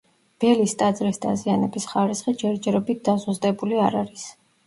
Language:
Georgian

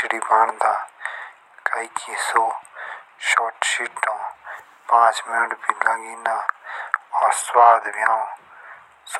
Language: Jaunsari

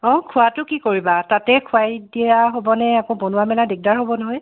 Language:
Assamese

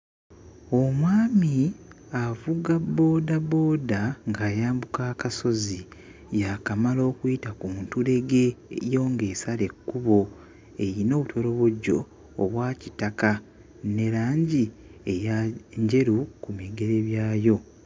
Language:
Ganda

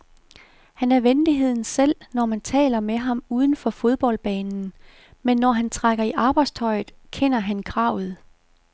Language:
Danish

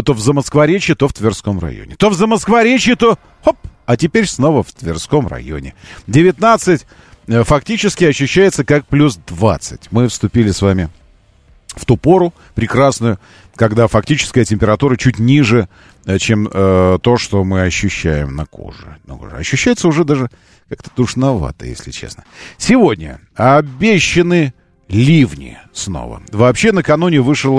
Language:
Russian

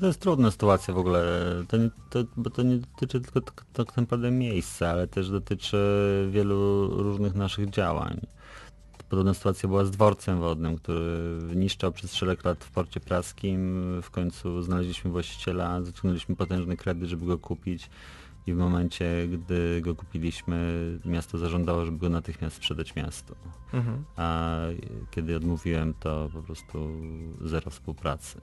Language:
Polish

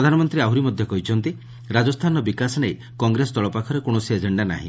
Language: Odia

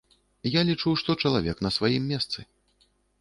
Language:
Belarusian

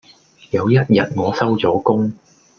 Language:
Cantonese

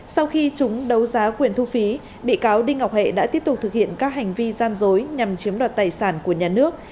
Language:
Vietnamese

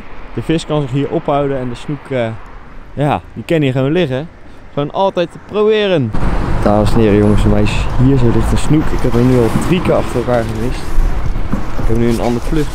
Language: Dutch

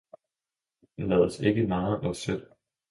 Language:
Danish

